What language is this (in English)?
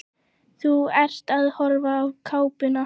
Icelandic